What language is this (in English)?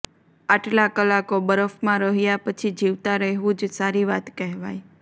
Gujarati